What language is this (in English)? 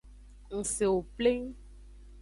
Aja (Benin)